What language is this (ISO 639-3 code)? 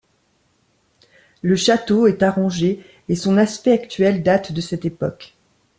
fra